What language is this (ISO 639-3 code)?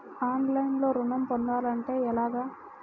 tel